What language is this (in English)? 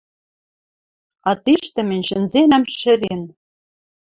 Western Mari